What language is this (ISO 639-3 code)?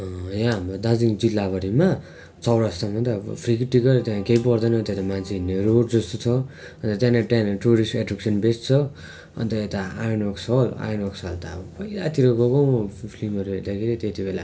nep